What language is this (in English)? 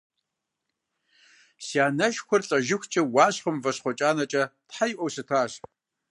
Kabardian